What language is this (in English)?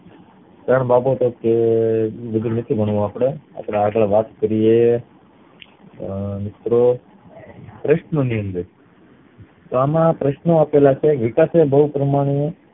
Gujarati